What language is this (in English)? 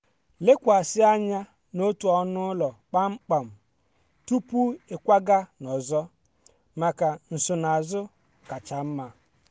Igbo